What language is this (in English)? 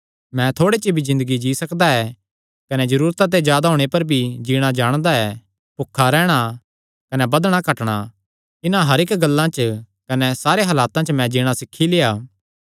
Kangri